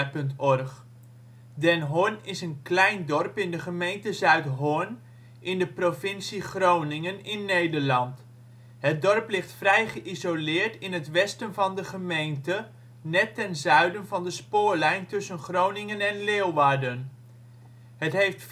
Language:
Dutch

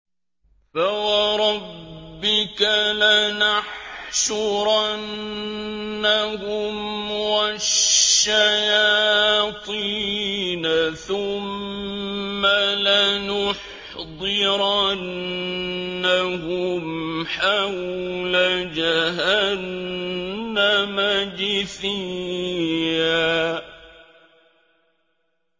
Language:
Arabic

